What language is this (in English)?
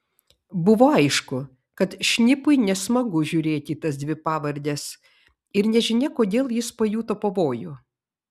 Lithuanian